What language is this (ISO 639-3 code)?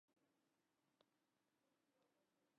fry